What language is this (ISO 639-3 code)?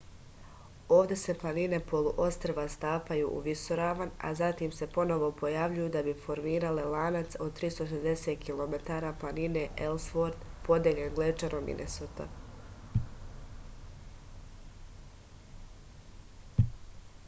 srp